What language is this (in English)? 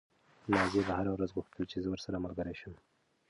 Pashto